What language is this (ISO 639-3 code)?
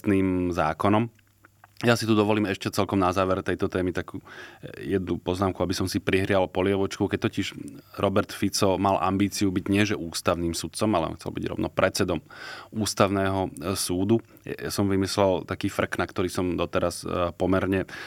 slk